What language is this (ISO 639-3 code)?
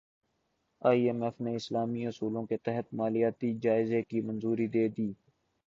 urd